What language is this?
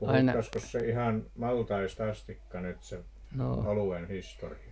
Finnish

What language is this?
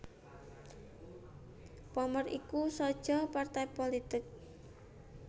Javanese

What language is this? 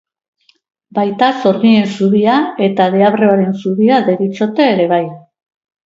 Basque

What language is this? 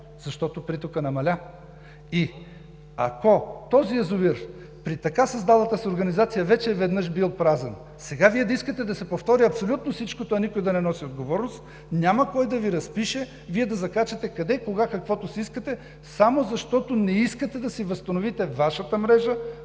Bulgarian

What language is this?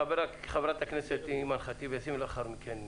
Hebrew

